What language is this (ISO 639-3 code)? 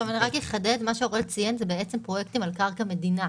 heb